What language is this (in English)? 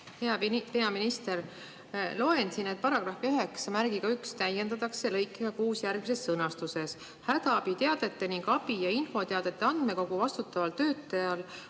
Estonian